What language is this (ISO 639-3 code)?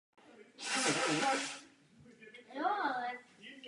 ces